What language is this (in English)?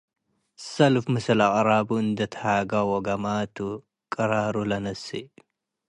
Tigre